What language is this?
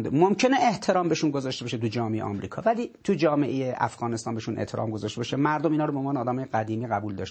Persian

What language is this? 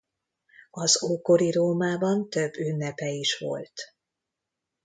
Hungarian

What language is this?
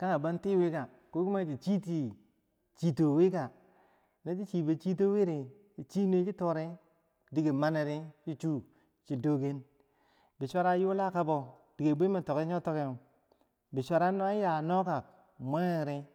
Bangwinji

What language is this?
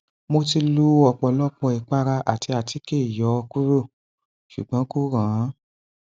Yoruba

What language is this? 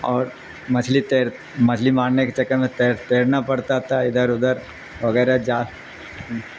Urdu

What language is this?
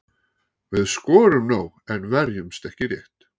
Icelandic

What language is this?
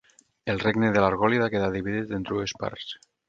Catalan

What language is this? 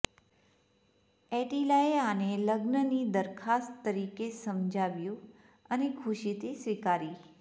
Gujarati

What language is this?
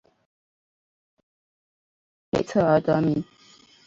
Chinese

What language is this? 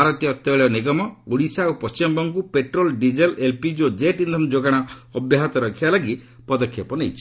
Odia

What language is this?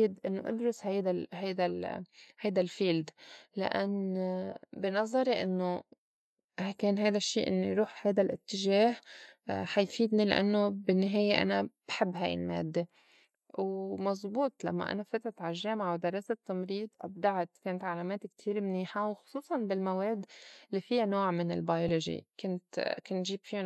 North Levantine Arabic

